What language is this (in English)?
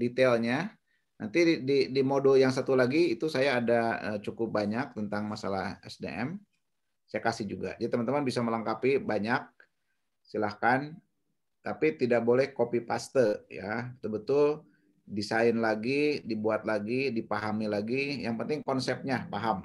Indonesian